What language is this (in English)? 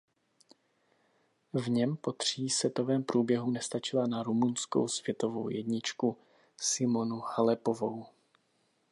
Czech